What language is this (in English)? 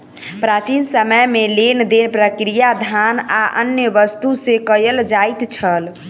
Maithili